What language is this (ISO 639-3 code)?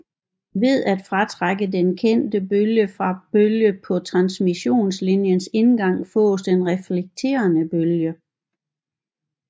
dan